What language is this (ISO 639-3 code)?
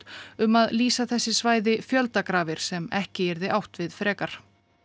isl